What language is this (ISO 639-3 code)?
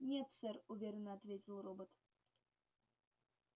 rus